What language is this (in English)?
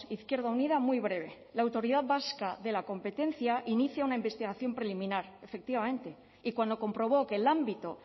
Spanish